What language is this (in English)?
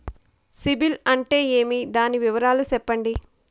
Telugu